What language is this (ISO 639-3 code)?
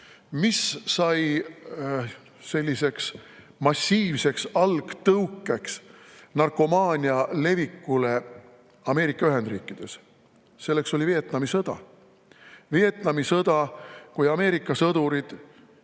est